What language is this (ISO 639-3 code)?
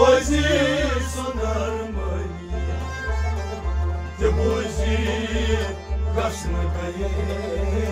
ron